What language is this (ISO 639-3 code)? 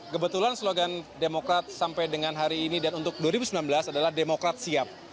ind